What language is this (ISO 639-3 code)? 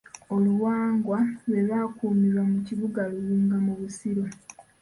lug